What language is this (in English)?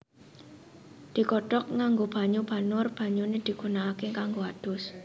Javanese